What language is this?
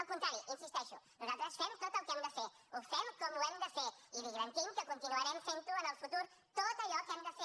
Catalan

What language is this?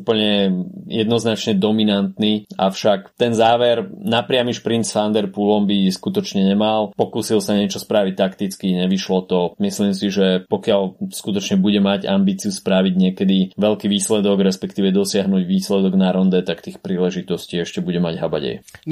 Slovak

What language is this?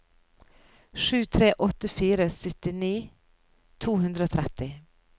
Norwegian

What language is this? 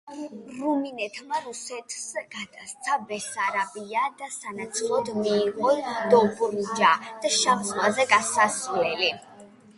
Georgian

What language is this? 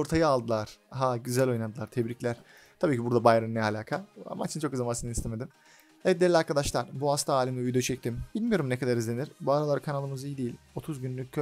Turkish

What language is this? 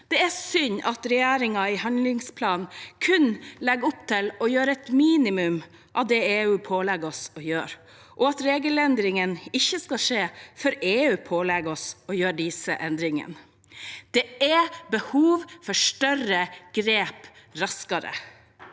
Norwegian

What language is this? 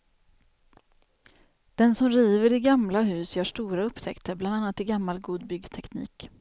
Swedish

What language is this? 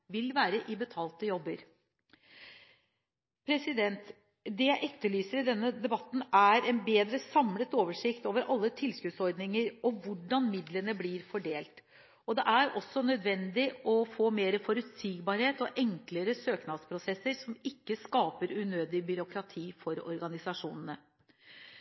Norwegian Bokmål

